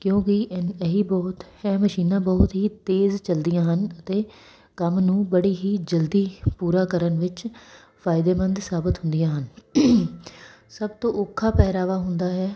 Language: Punjabi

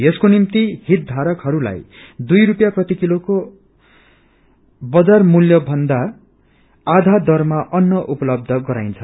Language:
Nepali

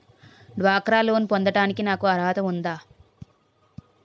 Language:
Telugu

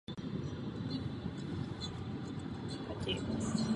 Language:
Czech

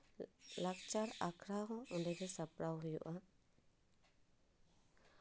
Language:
Santali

